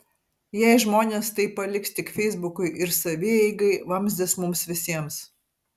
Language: Lithuanian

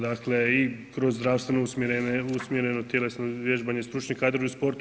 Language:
Croatian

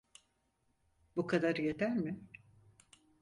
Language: Turkish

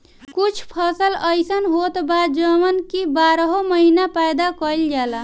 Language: Bhojpuri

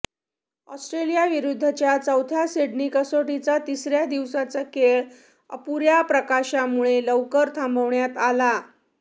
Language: Marathi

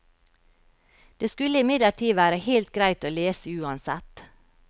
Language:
Norwegian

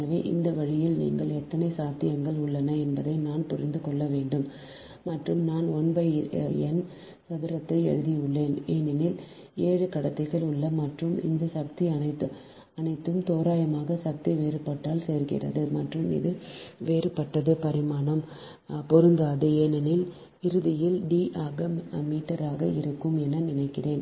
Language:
Tamil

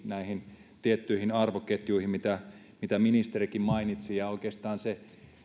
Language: Finnish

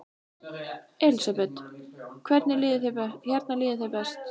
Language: Icelandic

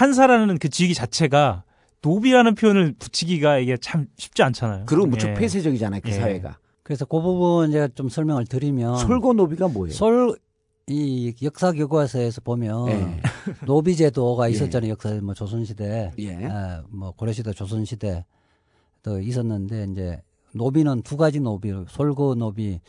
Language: Korean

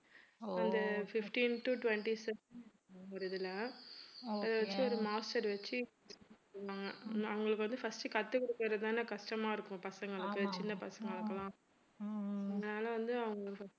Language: Tamil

